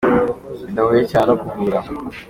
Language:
Kinyarwanda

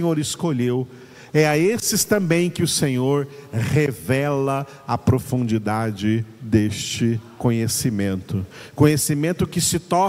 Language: Portuguese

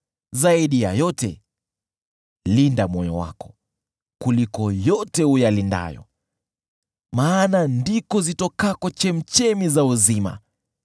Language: Swahili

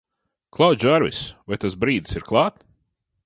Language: Latvian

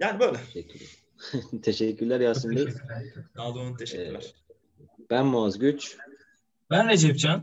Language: Turkish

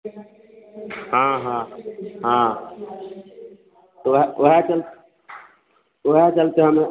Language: Maithili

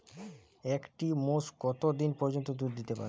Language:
Bangla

